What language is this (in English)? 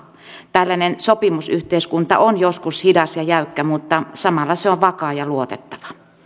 Finnish